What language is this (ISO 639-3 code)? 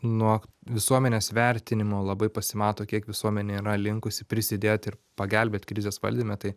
lit